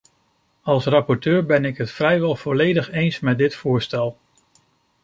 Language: Dutch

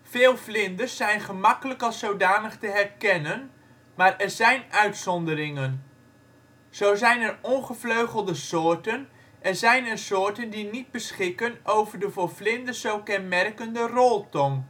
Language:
Dutch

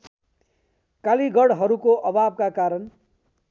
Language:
Nepali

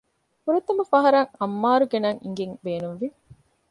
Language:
Divehi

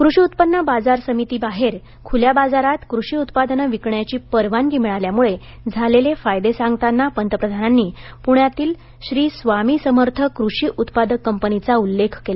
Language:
Marathi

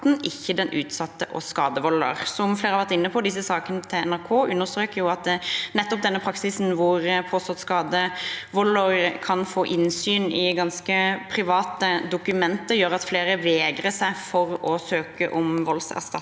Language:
Norwegian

